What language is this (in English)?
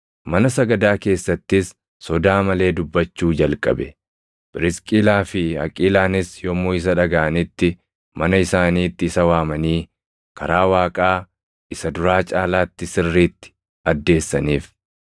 Oromo